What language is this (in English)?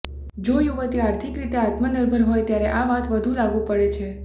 Gujarati